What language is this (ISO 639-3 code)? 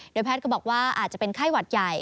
tha